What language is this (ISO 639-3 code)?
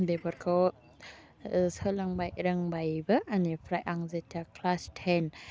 brx